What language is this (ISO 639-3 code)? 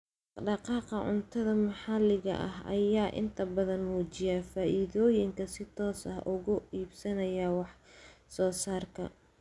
som